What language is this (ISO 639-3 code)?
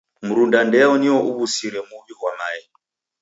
dav